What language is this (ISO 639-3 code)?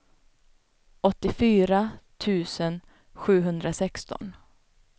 swe